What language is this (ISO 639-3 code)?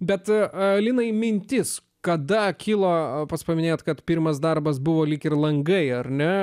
lit